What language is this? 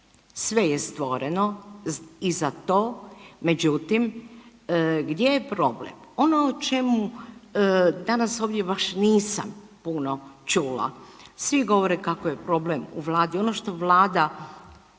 Croatian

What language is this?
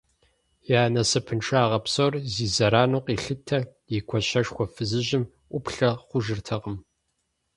Kabardian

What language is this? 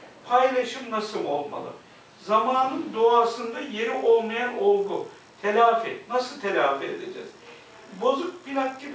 Turkish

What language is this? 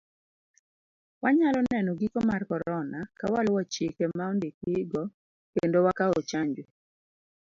Luo (Kenya and Tanzania)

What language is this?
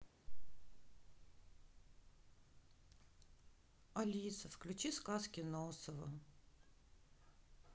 Russian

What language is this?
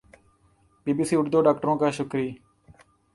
Urdu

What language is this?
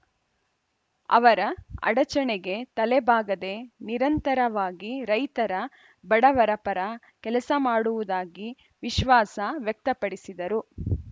Kannada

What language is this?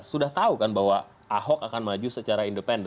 Indonesian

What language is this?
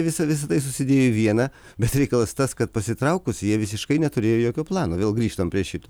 Lithuanian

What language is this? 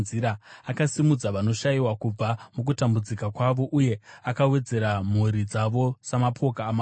Shona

